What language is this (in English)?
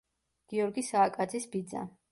Georgian